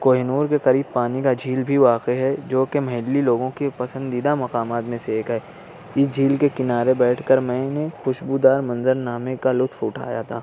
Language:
Urdu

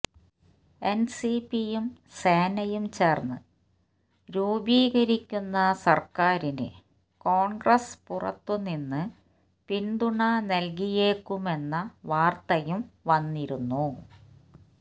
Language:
Malayalam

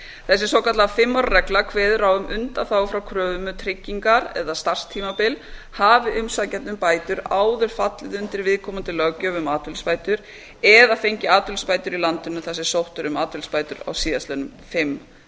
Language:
Icelandic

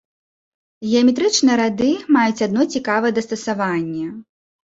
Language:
Belarusian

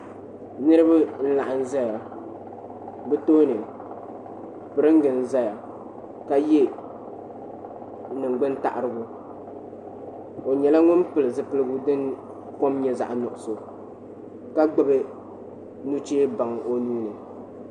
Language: Dagbani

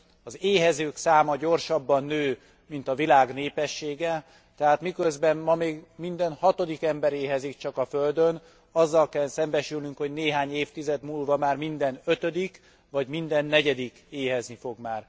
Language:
Hungarian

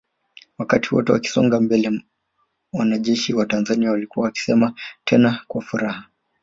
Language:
Swahili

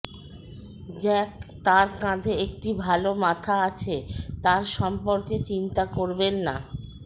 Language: Bangla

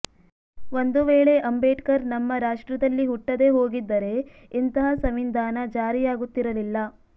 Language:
Kannada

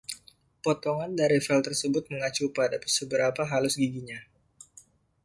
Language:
Indonesian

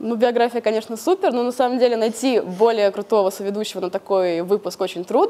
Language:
Russian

